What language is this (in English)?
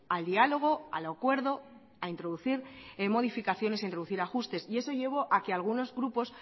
Spanish